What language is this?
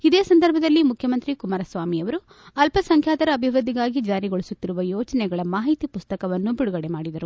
Kannada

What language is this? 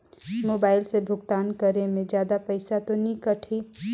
Chhattisgarhi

